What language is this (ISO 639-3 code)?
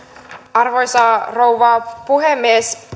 fin